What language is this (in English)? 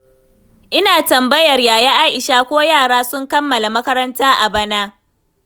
Hausa